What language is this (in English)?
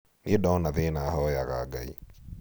Kikuyu